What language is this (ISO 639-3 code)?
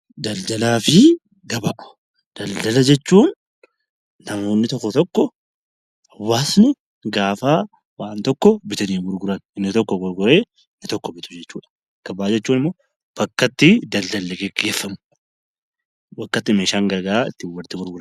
orm